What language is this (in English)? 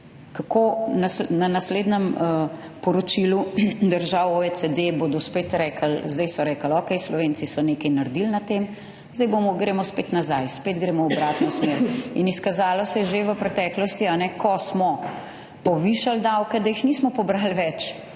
Slovenian